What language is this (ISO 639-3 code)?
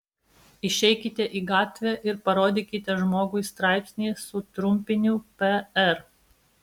lit